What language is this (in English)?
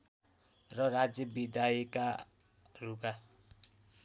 Nepali